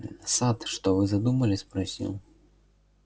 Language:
Russian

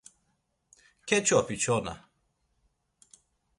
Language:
Laz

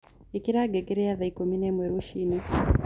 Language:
Kikuyu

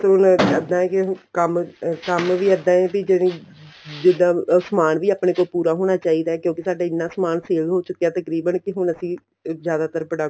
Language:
Punjabi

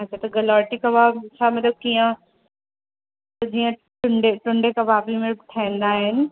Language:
Sindhi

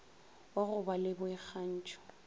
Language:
Northern Sotho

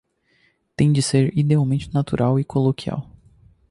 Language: Portuguese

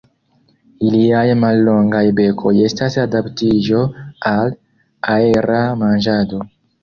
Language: Esperanto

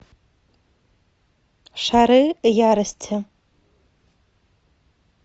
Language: Russian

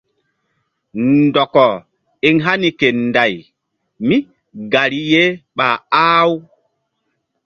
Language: Mbum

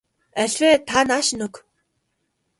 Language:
Mongolian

